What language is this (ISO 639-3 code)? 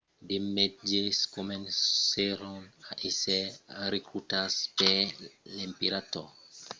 oci